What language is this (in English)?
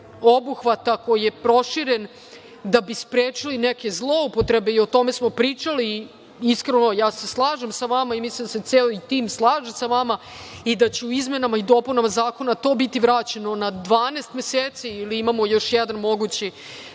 Serbian